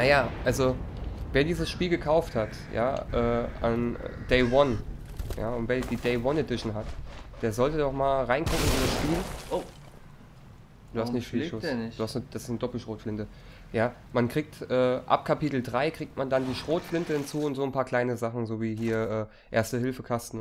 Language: German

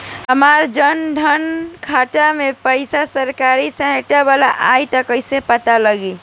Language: Bhojpuri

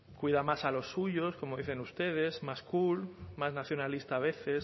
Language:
Spanish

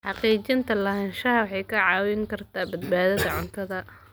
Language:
Somali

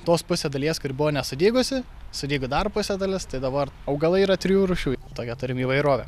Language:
Lithuanian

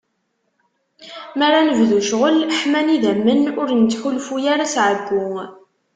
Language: Kabyle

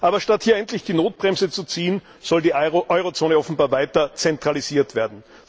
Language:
German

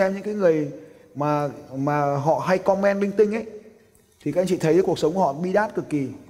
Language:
Vietnamese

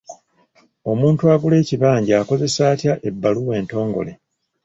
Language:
Ganda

